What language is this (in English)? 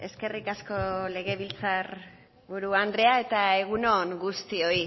Basque